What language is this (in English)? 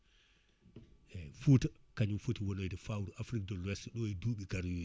Fula